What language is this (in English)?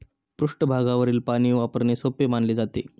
Marathi